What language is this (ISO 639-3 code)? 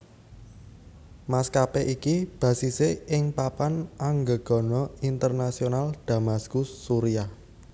jav